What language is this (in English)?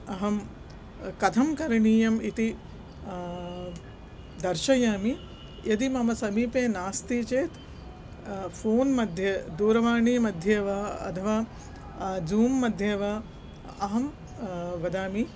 Sanskrit